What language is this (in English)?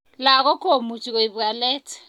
Kalenjin